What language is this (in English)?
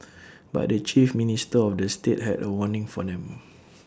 English